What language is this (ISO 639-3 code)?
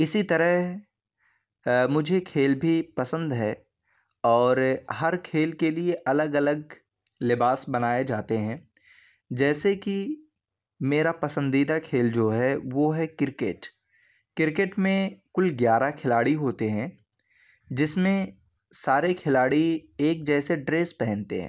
urd